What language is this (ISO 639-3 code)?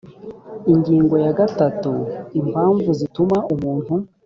kin